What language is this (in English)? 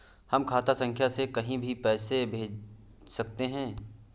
Hindi